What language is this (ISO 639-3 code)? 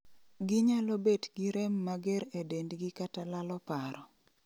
luo